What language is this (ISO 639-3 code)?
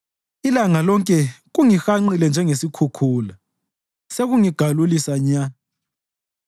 nde